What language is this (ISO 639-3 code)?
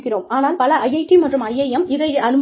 tam